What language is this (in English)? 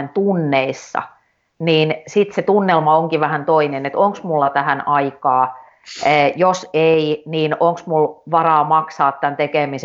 Finnish